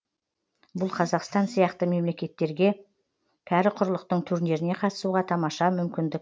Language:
Kazakh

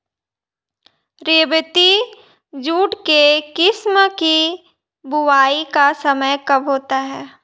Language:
Hindi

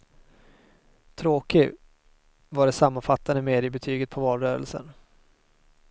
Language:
Swedish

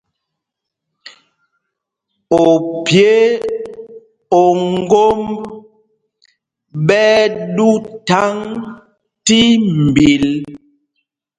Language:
Mpumpong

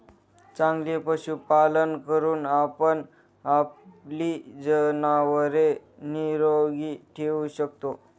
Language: Marathi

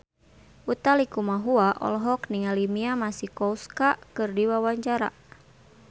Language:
Sundanese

